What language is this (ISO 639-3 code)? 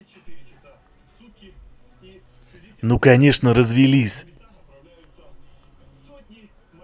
rus